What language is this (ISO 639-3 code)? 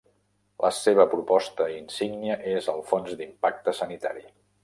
cat